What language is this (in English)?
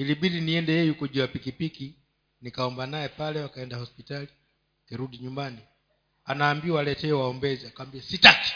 Swahili